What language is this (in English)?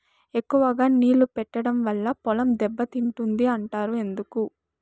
Telugu